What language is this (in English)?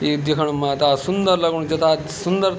Garhwali